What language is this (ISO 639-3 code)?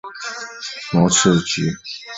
zho